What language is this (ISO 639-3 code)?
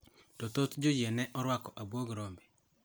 luo